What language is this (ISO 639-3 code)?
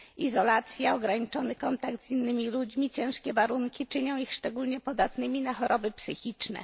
pol